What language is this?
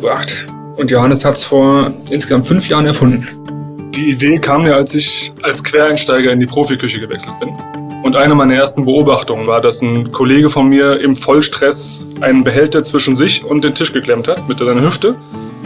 German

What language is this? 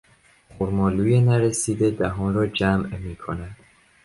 Persian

